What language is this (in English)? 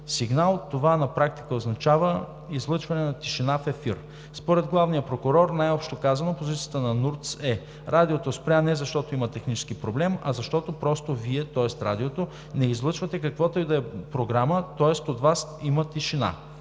Bulgarian